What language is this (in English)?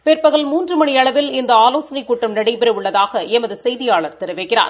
Tamil